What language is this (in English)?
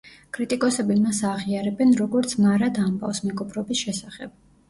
Georgian